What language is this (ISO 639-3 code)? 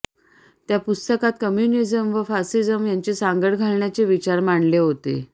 mar